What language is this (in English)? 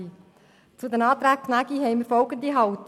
Swiss German